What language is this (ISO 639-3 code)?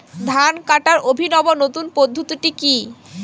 ben